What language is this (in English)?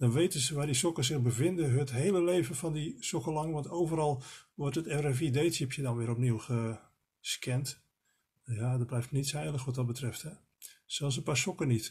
Dutch